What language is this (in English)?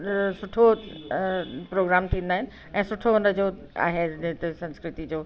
Sindhi